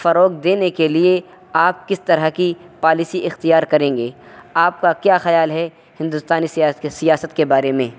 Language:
Urdu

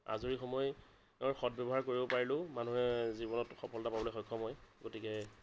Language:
Assamese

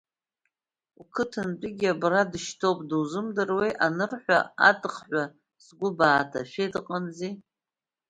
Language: Abkhazian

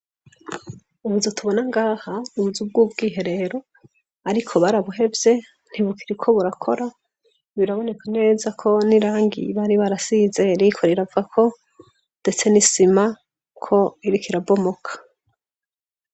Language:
Rundi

